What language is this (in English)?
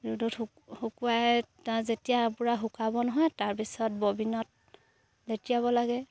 Assamese